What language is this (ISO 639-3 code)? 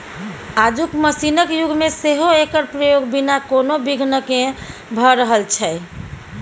mai